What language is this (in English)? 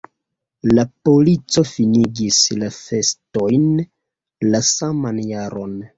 Esperanto